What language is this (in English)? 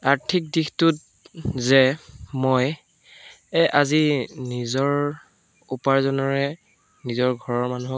Assamese